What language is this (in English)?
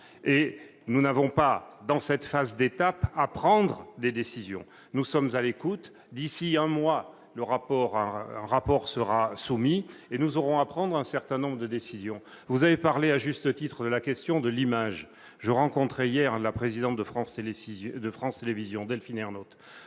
French